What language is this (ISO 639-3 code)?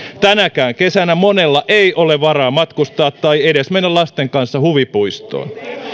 fin